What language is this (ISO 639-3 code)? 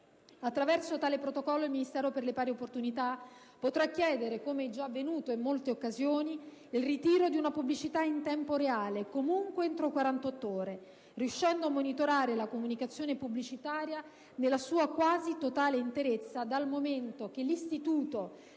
ita